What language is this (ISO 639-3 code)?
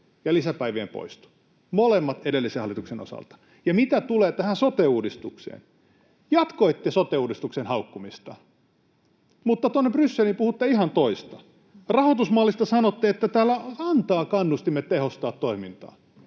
fin